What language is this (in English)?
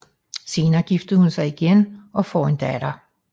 Danish